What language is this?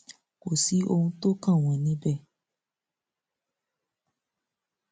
Yoruba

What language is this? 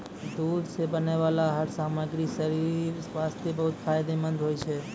Maithili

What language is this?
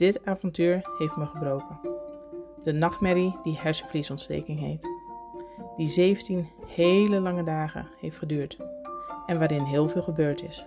Dutch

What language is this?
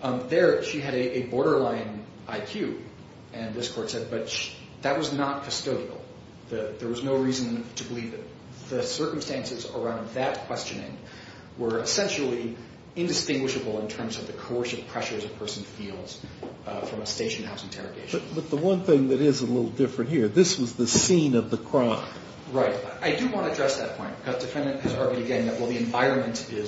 English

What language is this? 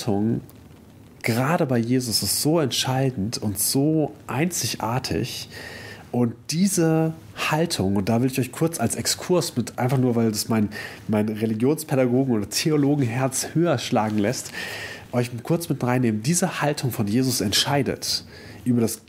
German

